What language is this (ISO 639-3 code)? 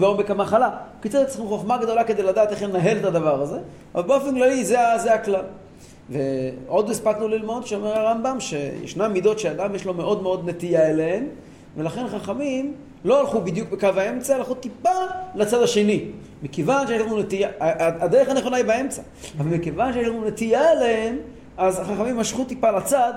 heb